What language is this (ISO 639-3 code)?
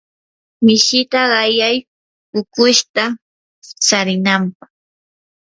qur